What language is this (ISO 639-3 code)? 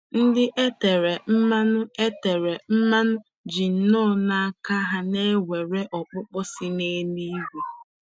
ibo